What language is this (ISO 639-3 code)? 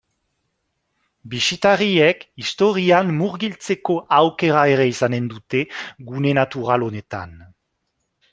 eus